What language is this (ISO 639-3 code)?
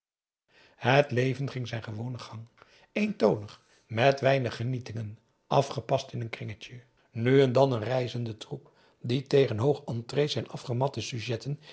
nld